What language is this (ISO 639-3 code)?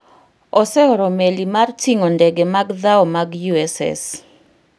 luo